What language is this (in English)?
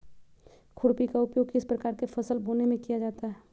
Magahi